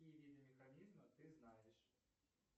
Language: Russian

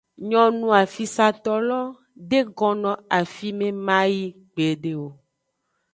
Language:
Aja (Benin)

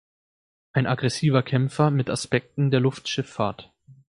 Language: German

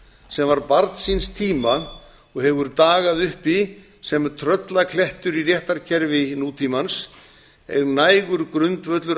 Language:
Icelandic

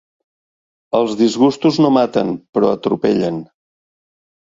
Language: Catalan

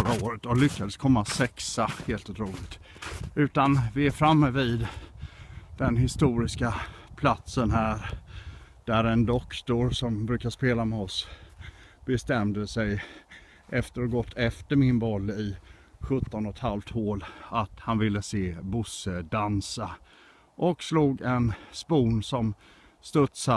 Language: Swedish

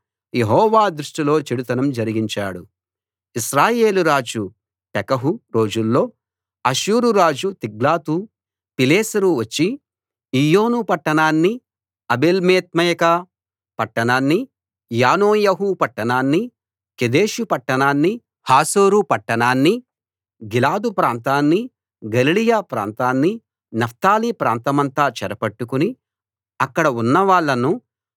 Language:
Telugu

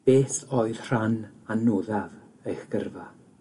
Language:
Welsh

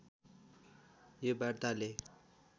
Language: Nepali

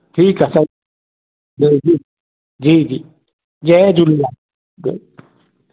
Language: Sindhi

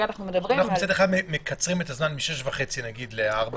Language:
Hebrew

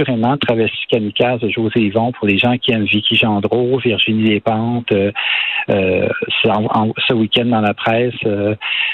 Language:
French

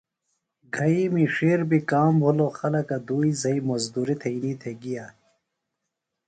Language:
Phalura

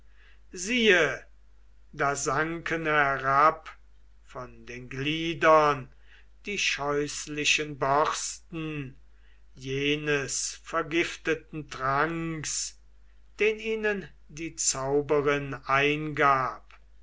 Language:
German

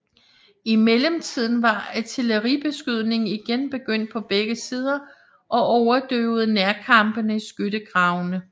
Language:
Danish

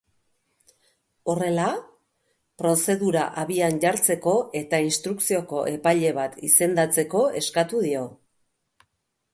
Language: Basque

